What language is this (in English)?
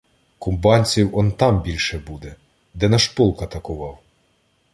Ukrainian